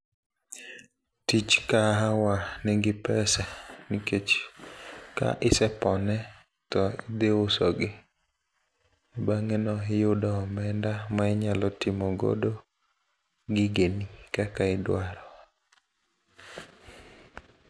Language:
Luo (Kenya and Tanzania)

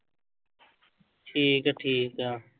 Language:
Punjabi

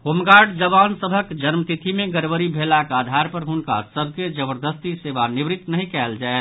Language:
Maithili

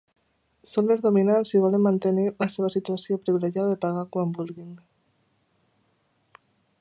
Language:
Catalan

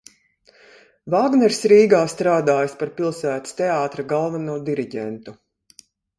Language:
Latvian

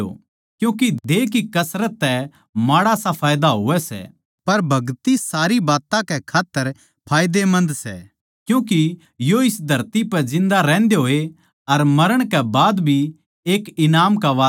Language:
Haryanvi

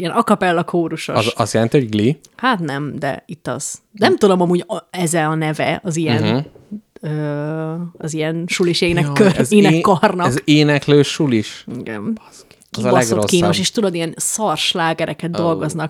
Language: Hungarian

